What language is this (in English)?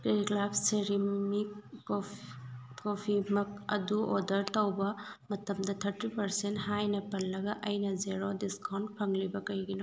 Manipuri